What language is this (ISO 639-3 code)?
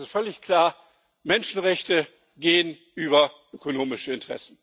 deu